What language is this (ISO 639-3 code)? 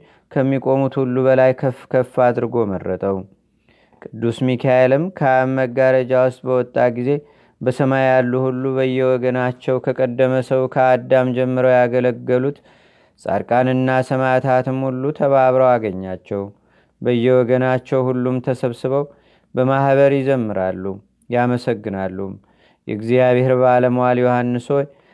amh